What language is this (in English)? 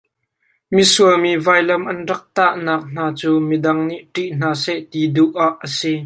Hakha Chin